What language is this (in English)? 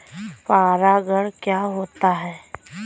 Hindi